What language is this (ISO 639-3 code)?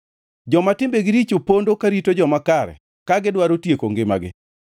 luo